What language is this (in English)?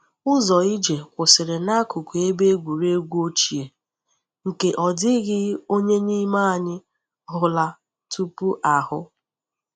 Igbo